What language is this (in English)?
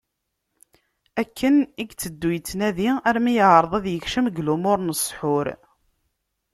Kabyle